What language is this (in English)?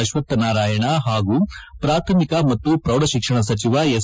Kannada